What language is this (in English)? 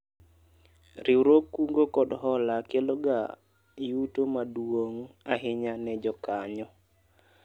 Luo (Kenya and Tanzania)